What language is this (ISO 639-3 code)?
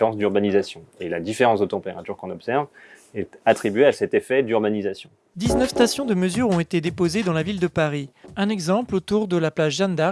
fra